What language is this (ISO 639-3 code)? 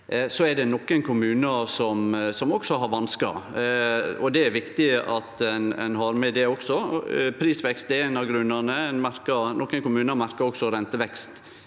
nor